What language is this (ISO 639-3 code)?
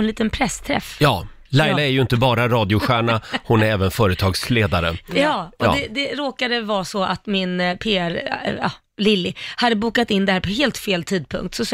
swe